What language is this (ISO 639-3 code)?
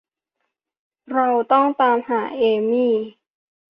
tha